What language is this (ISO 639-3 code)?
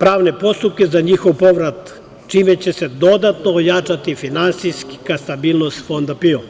srp